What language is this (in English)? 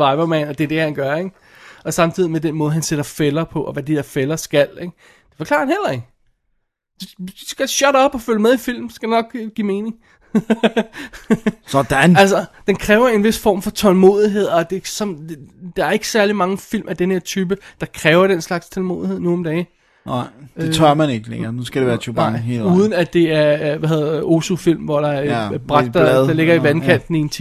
Danish